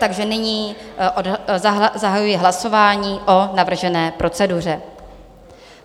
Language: Czech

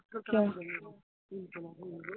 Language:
Assamese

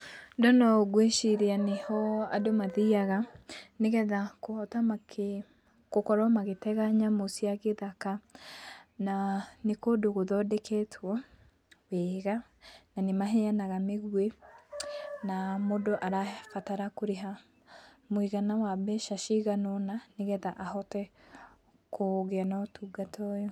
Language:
Kikuyu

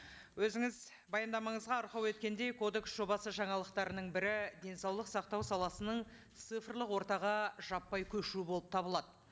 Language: Kazakh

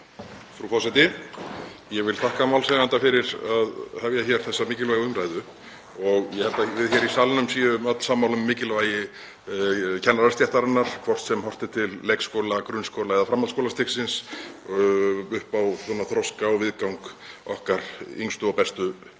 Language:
Icelandic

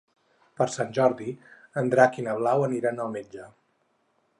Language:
Catalan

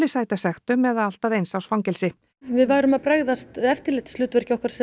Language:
Icelandic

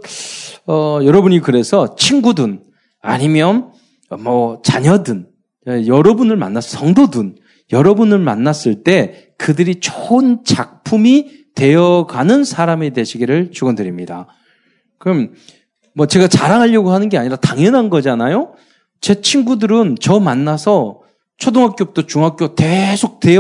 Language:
Korean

